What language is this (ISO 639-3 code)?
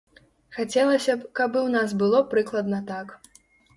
bel